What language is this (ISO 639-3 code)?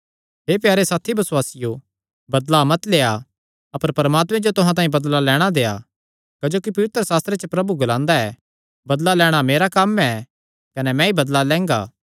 xnr